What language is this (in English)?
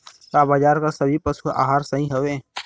Bhojpuri